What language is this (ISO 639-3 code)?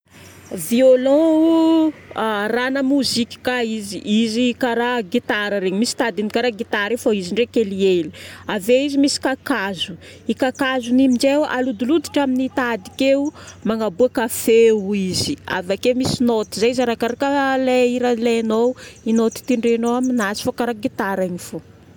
bmm